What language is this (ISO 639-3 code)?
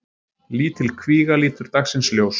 isl